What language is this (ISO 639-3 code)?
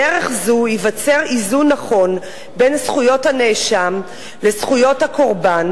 heb